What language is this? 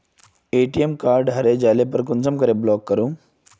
Magahi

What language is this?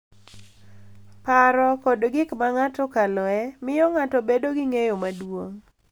Luo (Kenya and Tanzania)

